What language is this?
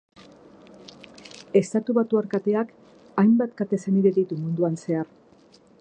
Basque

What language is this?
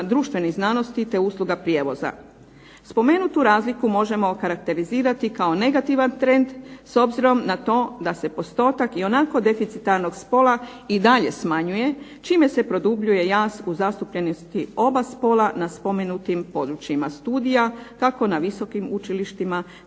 Croatian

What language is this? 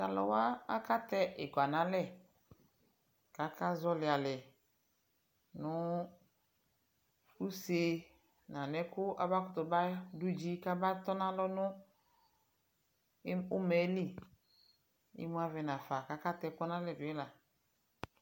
Ikposo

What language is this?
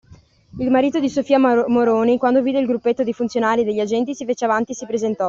Italian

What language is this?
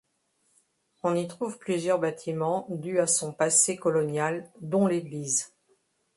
French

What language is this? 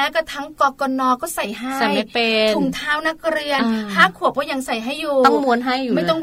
Thai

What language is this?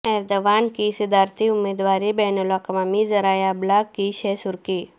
Urdu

